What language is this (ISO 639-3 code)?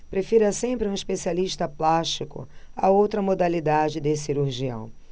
por